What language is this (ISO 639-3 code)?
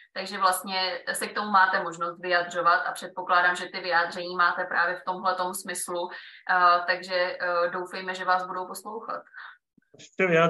ces